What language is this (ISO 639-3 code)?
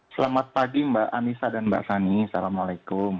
ind